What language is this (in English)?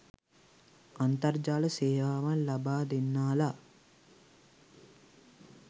Sinhala